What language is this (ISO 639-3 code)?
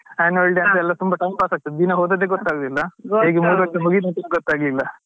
kan